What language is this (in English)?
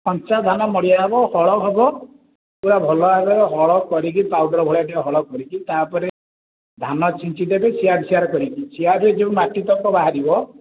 Odia